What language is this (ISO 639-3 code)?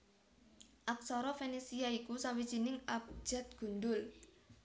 jav